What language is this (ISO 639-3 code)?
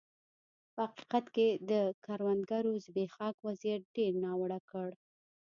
pus